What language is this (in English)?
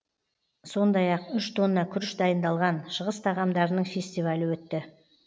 Kazakh